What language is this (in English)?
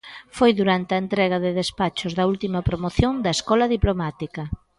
Galician